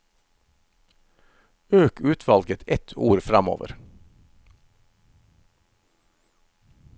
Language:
Norwegian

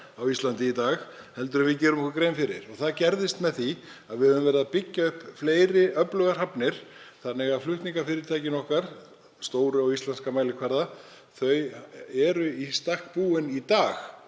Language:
Icelandic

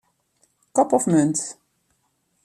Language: Western Frisian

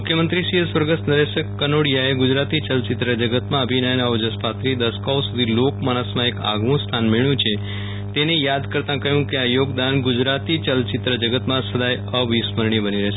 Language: Gujarati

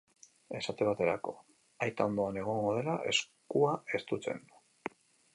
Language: Basque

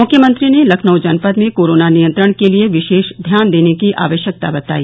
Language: Hindi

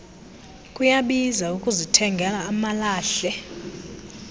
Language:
Xhosa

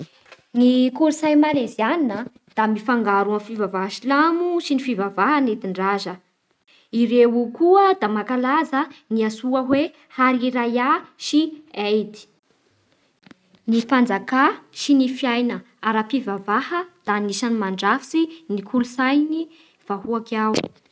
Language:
Bara Malagasy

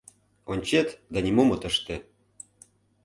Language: Mari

